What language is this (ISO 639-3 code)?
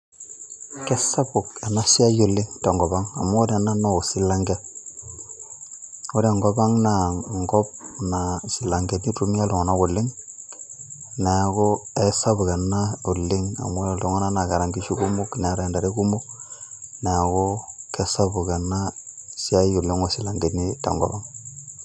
mas